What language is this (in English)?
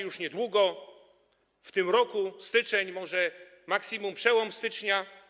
Polish